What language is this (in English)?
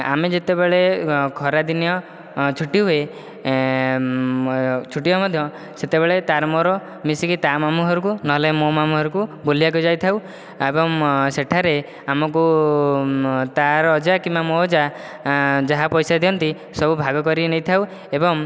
Odia